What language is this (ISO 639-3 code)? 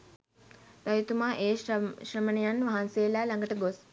sin